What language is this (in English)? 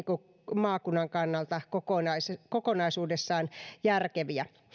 Finnish